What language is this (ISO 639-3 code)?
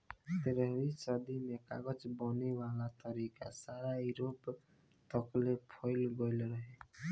bho